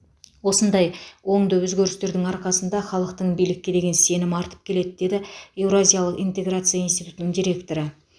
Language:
Kazakh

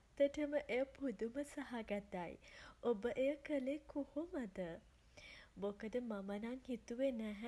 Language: Sinhala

